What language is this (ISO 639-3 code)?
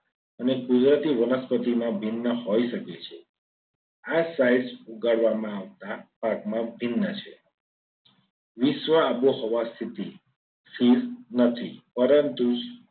guj